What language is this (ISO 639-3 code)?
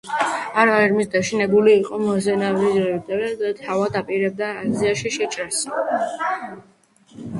kat